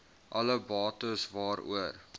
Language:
Afrikaans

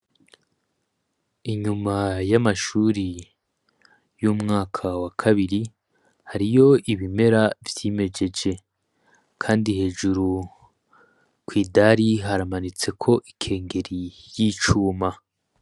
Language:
Rundi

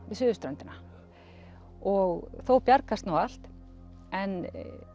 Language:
Icelandic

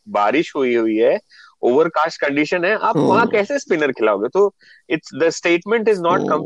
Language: Hindi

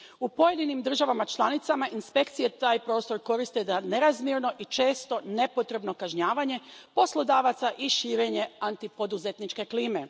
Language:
Croatian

